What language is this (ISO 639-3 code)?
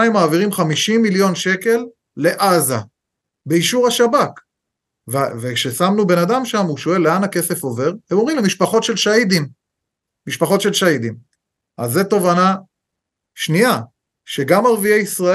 heb